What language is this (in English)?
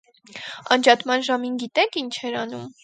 Armenian